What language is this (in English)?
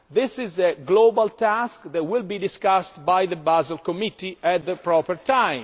English